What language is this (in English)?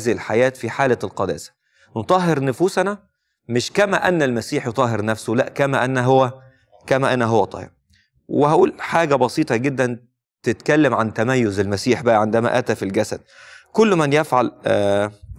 Arabic